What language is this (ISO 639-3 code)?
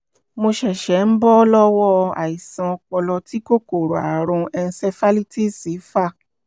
yor